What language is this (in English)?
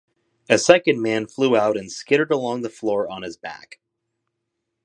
English